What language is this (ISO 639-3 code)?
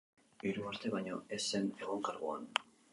eus